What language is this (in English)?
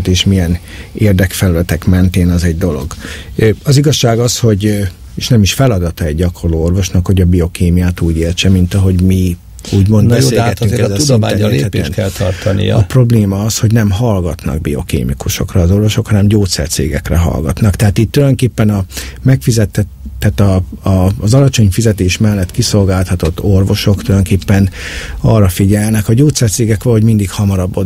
Hungarian